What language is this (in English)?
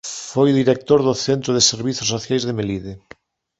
Galician